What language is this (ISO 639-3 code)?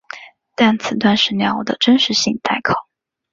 zho